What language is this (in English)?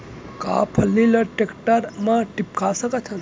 Chhattisgarhi